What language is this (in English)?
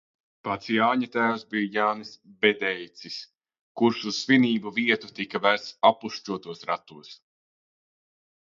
Latvian